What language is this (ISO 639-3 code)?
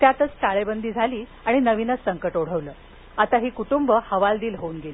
mar